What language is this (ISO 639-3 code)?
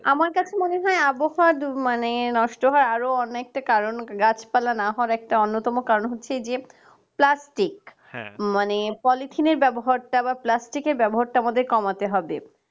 ben